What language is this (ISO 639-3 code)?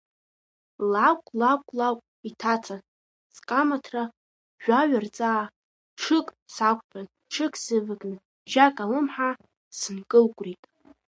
abk